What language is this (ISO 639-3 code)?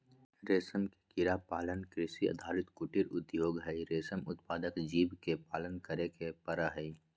mag